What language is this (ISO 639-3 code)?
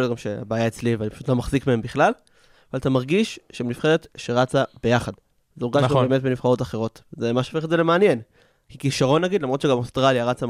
heb